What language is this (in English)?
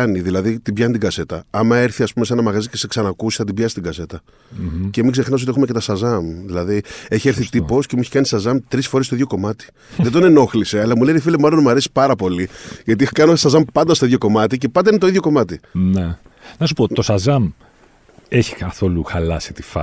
Greek